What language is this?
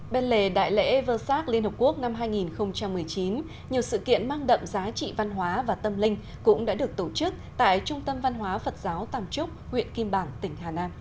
Vietnamese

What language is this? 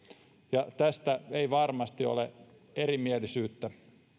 Finnish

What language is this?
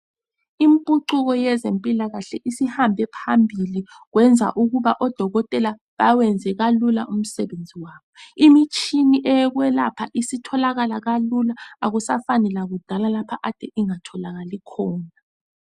North Ndebele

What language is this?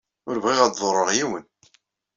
Kabyle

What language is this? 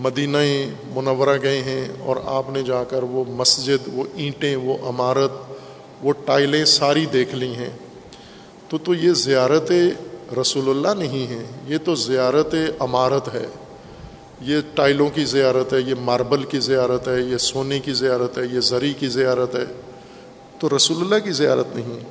Urdu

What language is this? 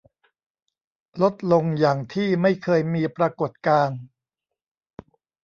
Thai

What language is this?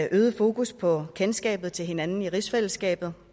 Danish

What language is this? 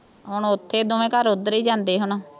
Punjabi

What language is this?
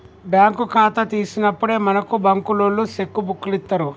Telugu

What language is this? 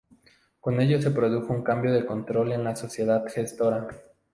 Spanish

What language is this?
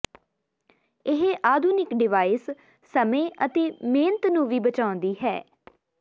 Punjabi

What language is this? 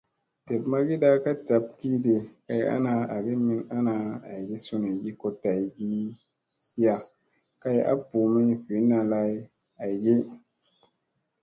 Musey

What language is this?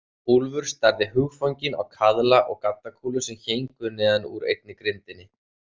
Icelandic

